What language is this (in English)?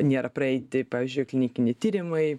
Lithuanian